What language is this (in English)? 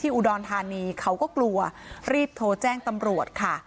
Thai